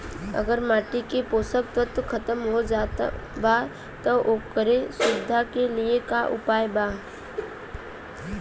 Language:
Bhojpuri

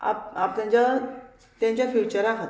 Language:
Konkani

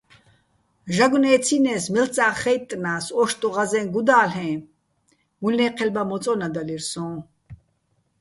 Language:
Bats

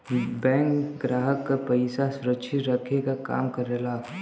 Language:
Bhojpuri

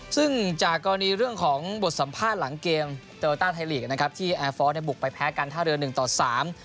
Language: Thai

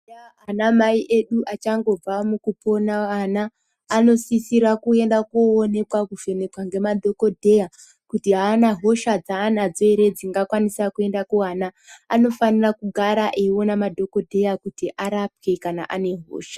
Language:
Ndau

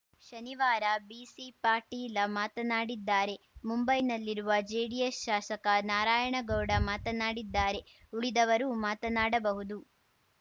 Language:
Kannada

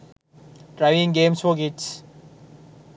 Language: Sinhala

